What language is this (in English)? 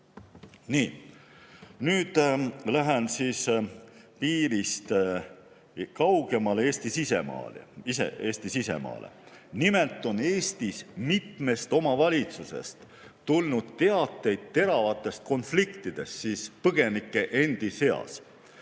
Estonian